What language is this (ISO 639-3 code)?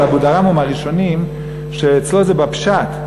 heb